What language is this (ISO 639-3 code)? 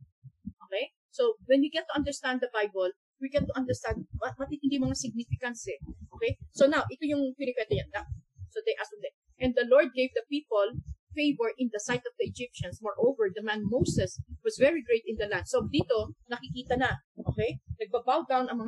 fil